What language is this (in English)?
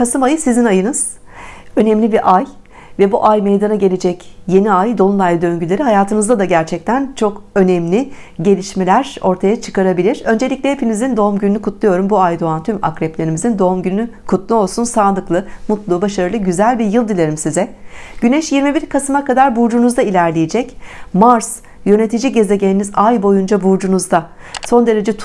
Turkish